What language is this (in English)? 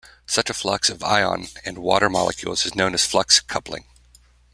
English